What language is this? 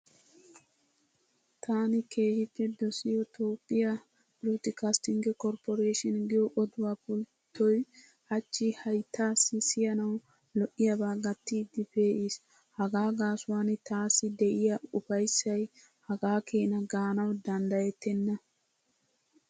Wolaytta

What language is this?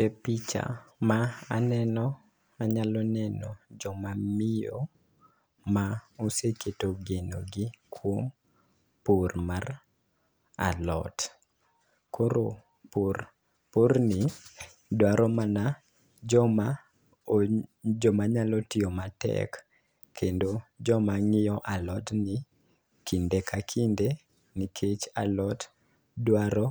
Luo (Kenya and Tanzania)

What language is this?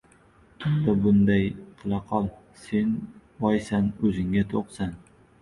Uzbek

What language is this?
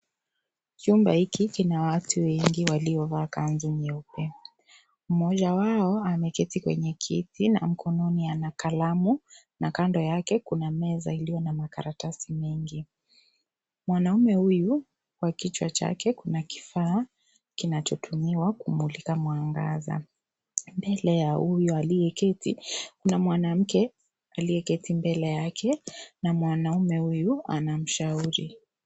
Swahili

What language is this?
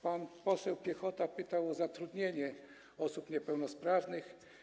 Polish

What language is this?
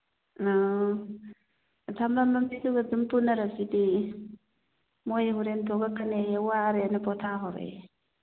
Manipuri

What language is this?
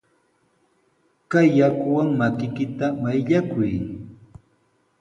Sihuas Ancash Quechua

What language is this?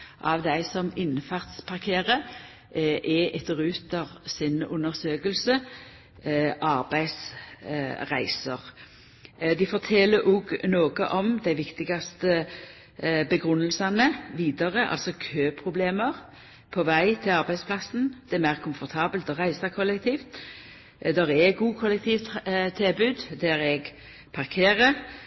Norwegian Nynorsk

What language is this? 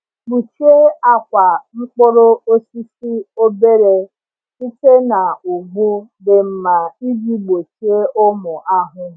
Igbo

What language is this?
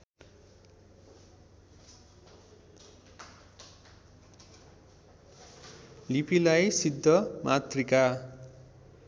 Nepali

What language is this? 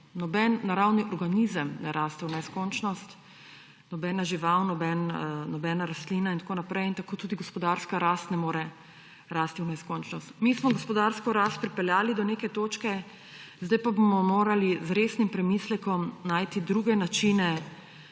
Slovenian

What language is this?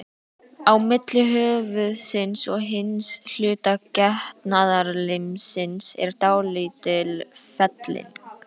Icelandic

